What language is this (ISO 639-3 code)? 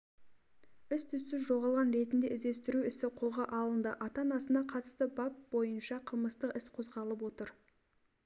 kaz